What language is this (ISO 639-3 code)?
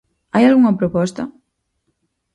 glg